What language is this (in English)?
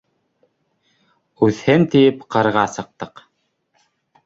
Bashkir